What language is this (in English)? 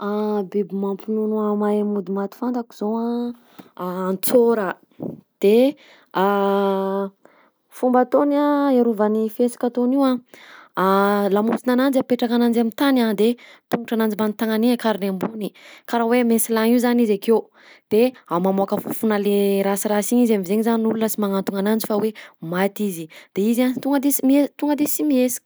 Southern Betsimisaraka Malagasy